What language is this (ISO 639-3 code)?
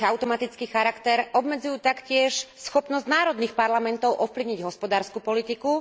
slk